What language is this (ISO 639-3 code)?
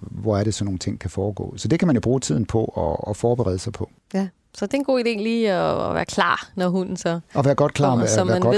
dan